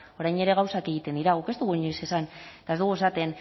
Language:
Basque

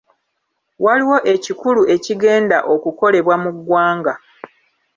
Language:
Ganda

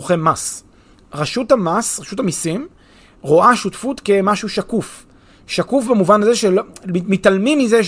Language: Hebrew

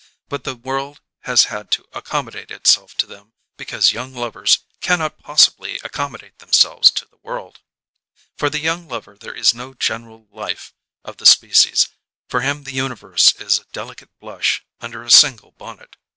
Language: English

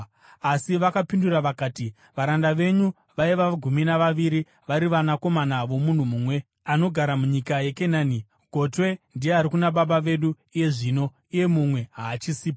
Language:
Shona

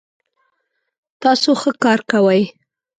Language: Pashto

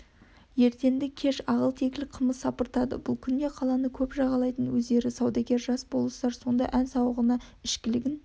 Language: Kazakh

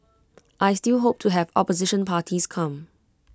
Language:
English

